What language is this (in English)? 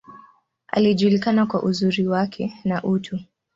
Swahili